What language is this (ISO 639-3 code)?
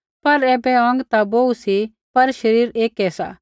kfx